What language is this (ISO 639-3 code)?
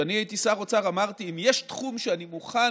heb